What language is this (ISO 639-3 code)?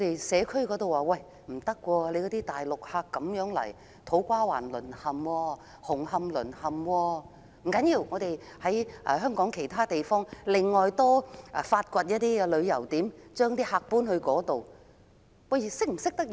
yue